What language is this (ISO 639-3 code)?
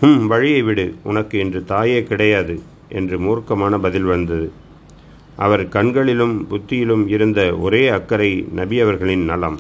tam